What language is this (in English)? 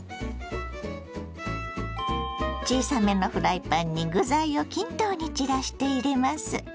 Japanese